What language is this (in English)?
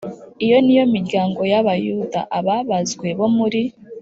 Kinyarwanda